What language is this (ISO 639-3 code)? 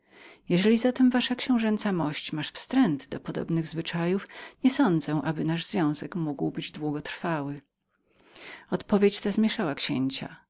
pol